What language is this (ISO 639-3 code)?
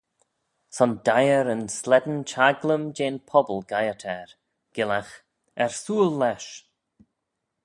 glv